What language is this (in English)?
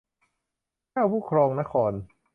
Thai